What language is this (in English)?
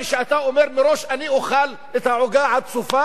Hebrew